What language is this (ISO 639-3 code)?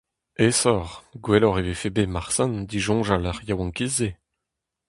bre